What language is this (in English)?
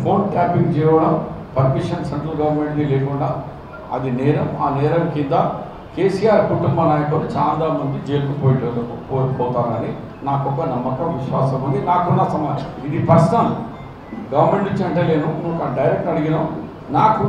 Telugu